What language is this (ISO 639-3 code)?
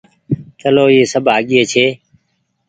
gig